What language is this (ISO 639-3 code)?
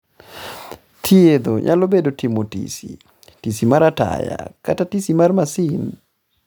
luo